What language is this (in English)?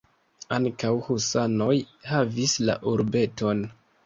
Esperanto